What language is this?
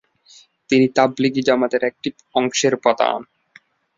Bangla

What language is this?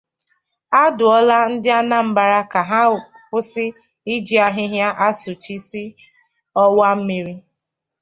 Igbo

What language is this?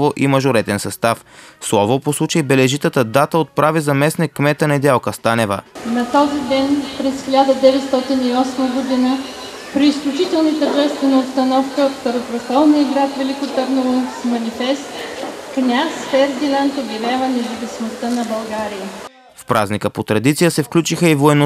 Bulgarian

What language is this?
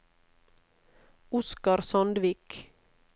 Norwegian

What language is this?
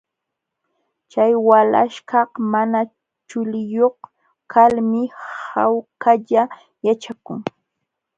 Jauja Wanca Quechua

